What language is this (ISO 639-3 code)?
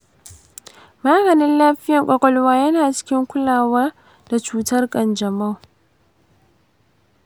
hau